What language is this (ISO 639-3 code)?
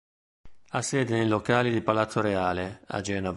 ita